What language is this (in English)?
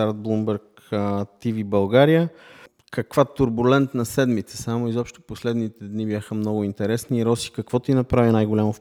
Bulgarian